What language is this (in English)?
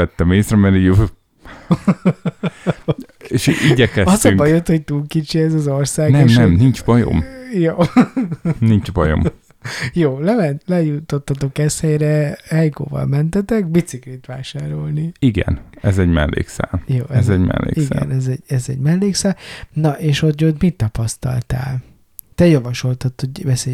Hungarian